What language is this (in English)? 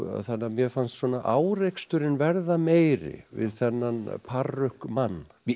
Icelandic